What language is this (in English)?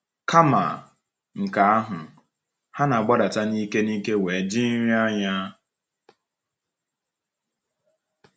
Igbo